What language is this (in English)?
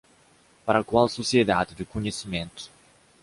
Portuguese